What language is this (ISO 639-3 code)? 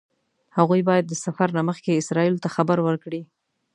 pus